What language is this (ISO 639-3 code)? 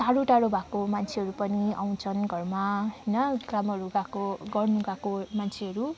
nep